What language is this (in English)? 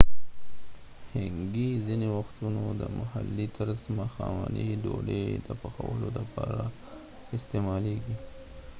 Pashto